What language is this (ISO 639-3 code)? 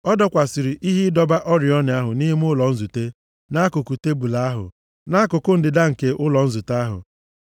ibo